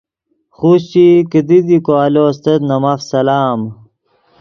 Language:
Yidgha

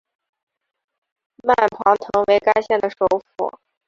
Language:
Chinese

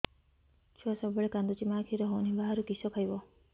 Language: Odia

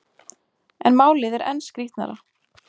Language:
Icelandic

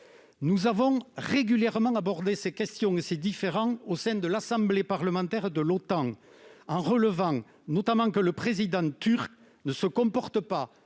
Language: French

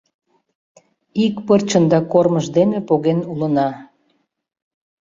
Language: Mari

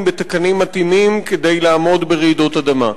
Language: Hebrew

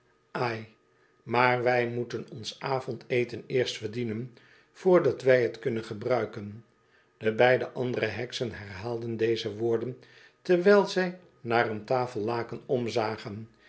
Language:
Dutch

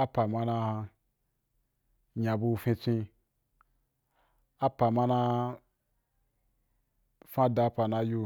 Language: Wapan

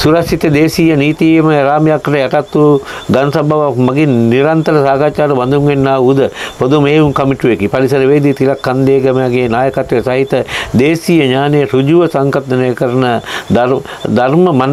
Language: Indonesian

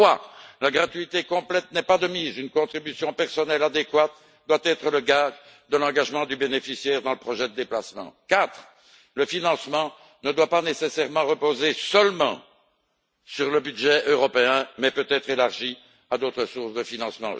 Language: French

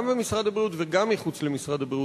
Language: Hebrew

